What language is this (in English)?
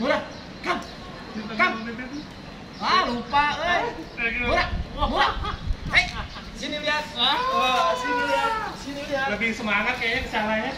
Indonesian